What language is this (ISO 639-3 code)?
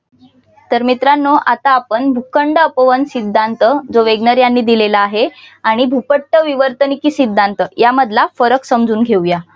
mar